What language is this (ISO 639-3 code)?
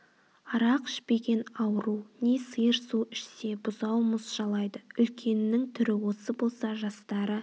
kaz